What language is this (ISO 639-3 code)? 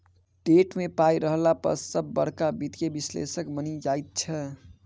mai